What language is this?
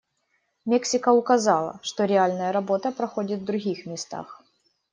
Russian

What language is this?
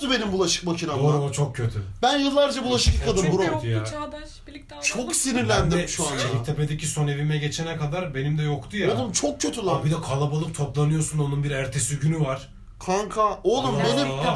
Turkish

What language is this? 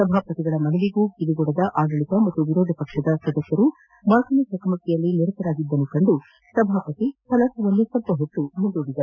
Kannada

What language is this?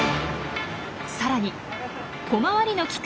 Japanese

